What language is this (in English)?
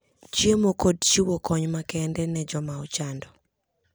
Luo (Kenya and Tanzania)